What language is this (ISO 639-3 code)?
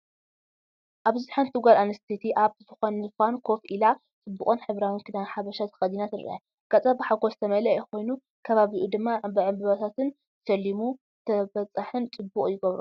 tir